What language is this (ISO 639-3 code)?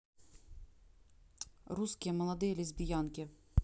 rus